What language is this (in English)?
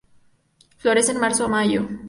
Spanish